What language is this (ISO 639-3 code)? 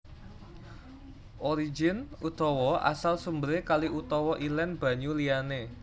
jav